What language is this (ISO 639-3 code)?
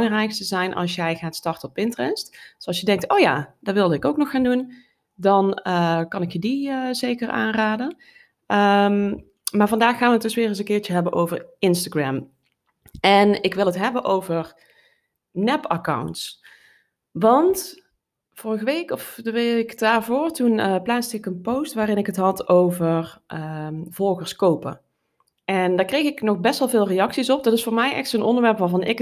nld